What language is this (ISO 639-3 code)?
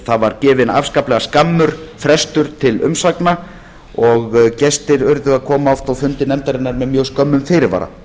isl